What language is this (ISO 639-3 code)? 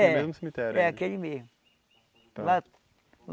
por